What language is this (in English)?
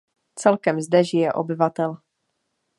Czech